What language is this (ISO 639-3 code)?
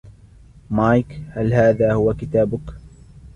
ara